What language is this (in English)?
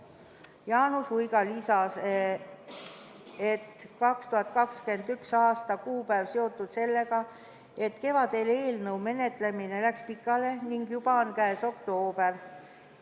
Estonian